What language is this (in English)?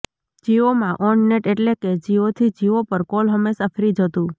Gujarati